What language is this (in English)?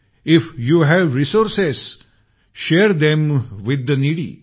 Marathi